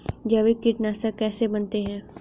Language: Hindi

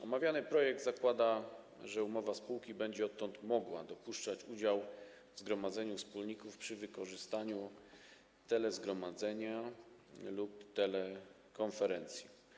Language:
Polish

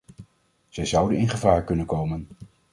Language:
Dutch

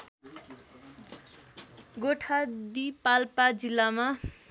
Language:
Nepali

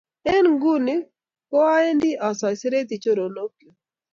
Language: Kalenjin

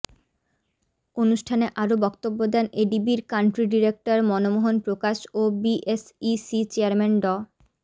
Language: Bangla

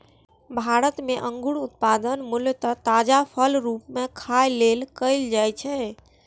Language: Maithili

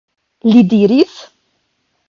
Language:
Esperanto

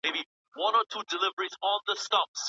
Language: Pashto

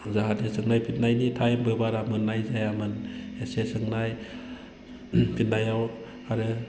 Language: Bodo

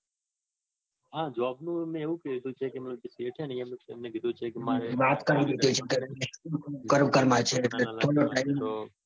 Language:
Gujarati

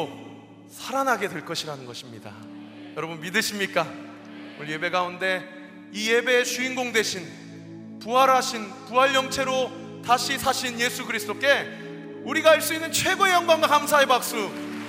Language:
Korean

